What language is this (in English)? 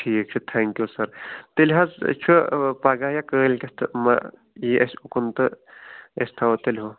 Kashmiri